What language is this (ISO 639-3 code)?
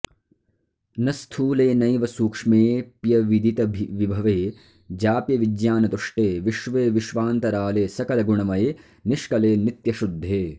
san